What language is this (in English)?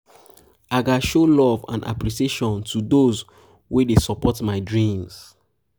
Nigerian Pidgin